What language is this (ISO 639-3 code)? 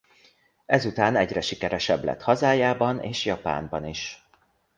hun